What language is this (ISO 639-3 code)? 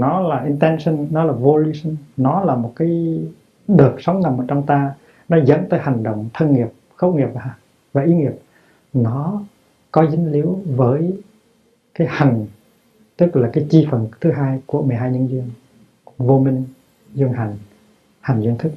vie